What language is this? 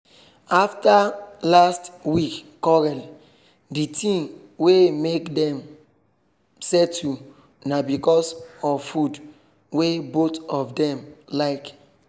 Nigerian Pidgin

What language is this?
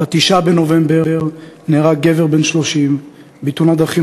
Hebrew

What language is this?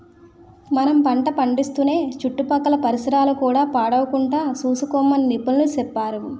Telugu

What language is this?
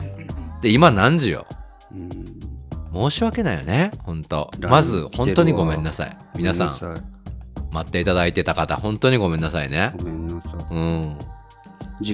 Japanese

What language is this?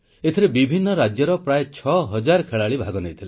Odia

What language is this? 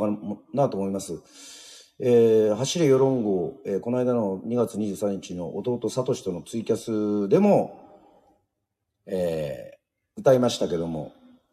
Japanese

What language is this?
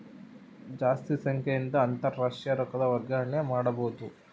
Kannada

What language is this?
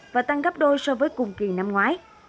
Vietnamese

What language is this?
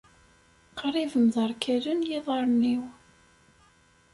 Kabyle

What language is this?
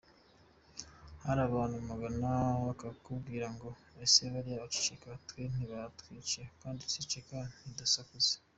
Kinyarwanda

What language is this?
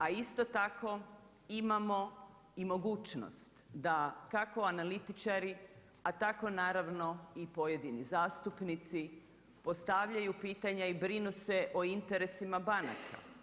Croatian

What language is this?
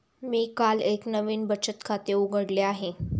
Marathi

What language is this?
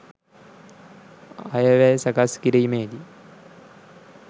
Sinhala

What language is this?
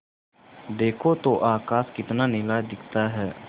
Hindi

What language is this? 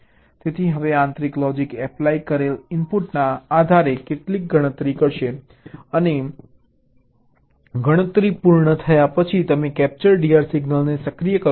Gujarati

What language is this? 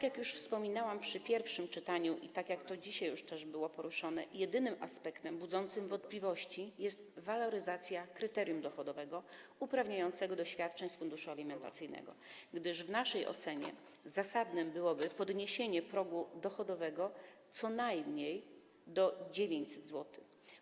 Polish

